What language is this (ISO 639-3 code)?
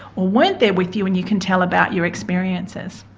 eng